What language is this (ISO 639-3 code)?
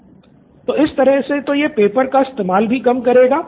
hin